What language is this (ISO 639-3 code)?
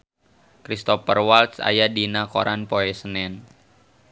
sun